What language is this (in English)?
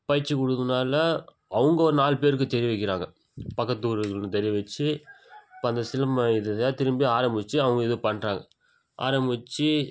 Tamil